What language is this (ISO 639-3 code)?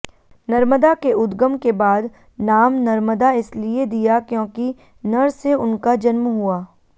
hin